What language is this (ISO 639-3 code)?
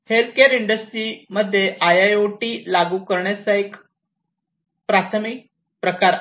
mar